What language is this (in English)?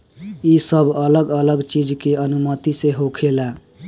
Bhojpuri